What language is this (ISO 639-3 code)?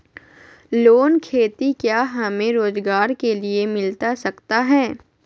mag